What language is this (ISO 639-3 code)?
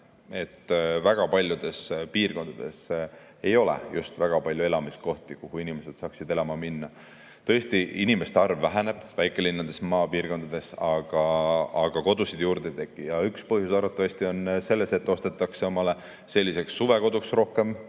est